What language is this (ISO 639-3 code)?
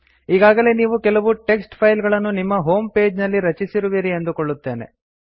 kan